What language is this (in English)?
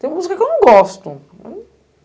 Portuguese